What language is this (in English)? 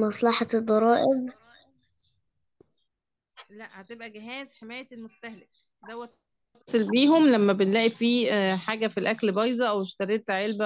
Arabic